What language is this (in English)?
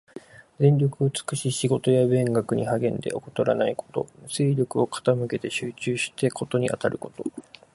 Japanese